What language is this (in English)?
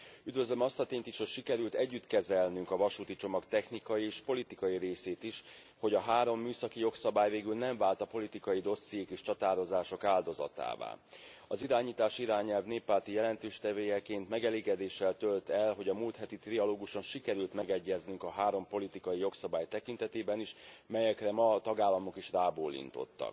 Hungarian